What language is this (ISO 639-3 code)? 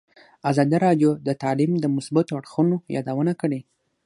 pus